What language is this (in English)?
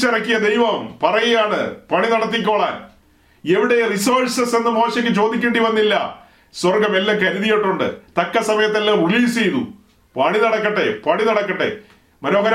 Malayalam